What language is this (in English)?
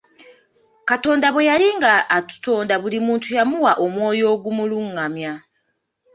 Ganda